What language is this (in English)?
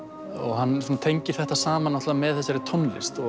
Icelandic